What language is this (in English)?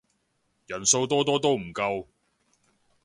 Cantonese